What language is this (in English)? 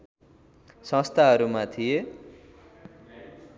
Nepali